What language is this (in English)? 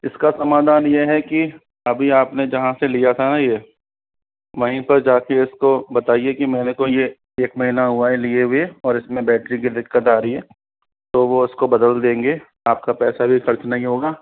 Hindi